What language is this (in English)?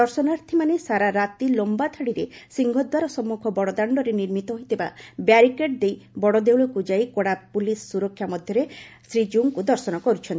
Odia